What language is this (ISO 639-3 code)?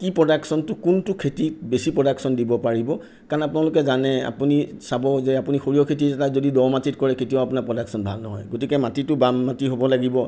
asm